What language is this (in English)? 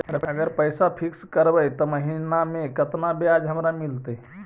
Magahi